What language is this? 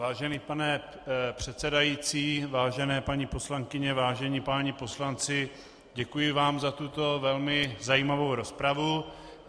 Czech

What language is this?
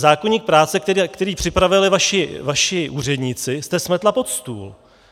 Czech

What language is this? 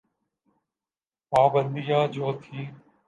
Urdu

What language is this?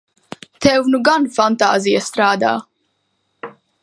Latvian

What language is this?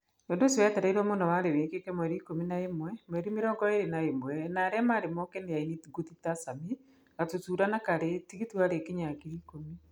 Kikuyu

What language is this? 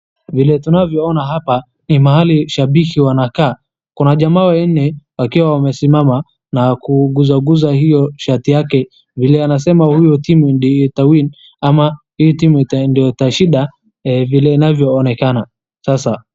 Swahili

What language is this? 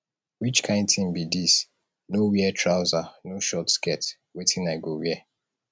Nigerian Pidgin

